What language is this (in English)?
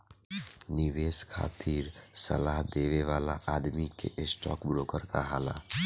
Bhojpuri